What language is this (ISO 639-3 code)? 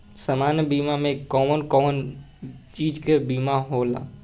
bho